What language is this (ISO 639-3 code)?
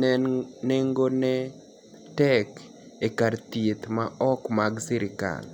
luo